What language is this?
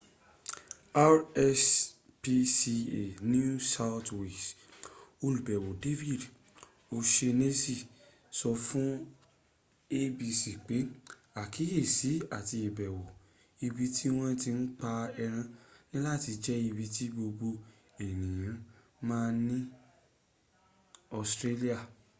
Yoruba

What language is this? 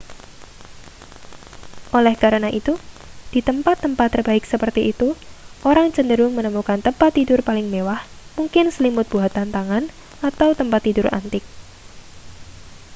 Indonesian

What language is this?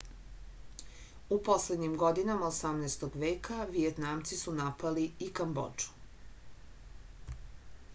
Serbian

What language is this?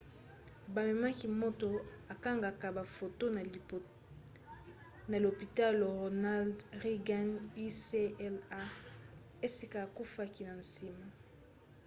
Lingala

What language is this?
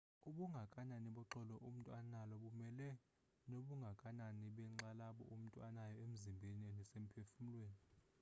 Xhosa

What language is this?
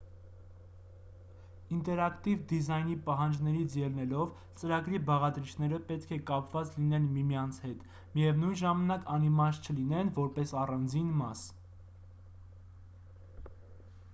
Armenian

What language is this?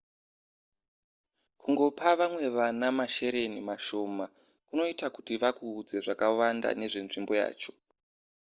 Shona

